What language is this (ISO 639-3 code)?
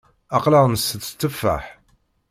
kab